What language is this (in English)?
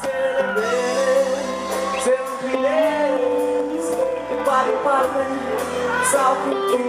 Greek